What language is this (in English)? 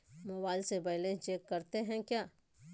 Magahi